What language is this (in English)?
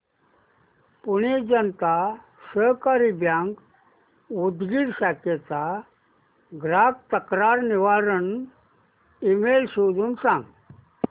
Marathi